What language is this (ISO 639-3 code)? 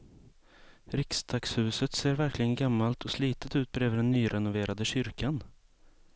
swe